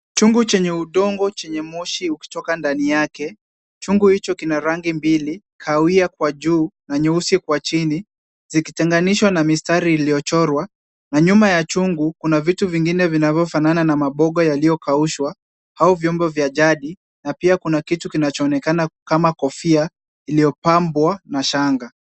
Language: Swahili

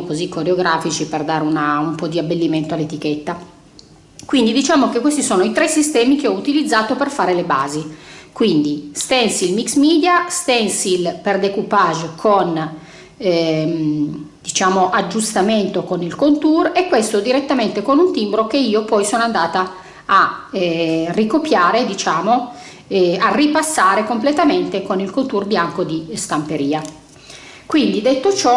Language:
Italian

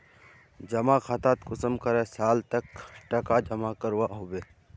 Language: Magahi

